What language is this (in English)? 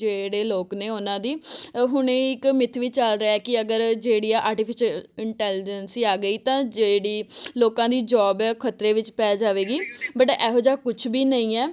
Punjabi